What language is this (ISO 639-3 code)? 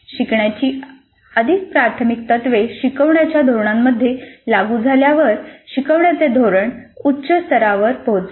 mar